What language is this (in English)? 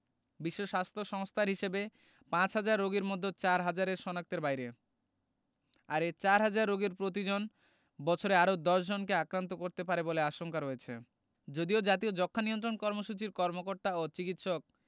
Bangla